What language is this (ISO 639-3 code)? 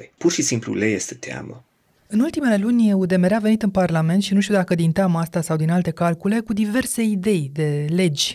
ron